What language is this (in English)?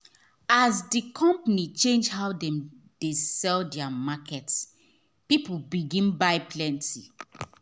Nigerian Pidgin